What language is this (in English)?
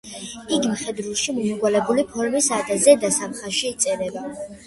Georgian